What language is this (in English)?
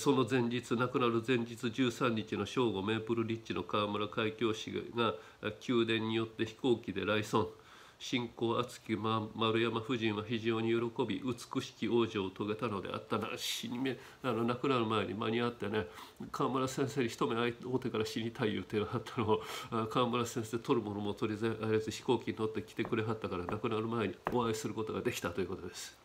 Japanese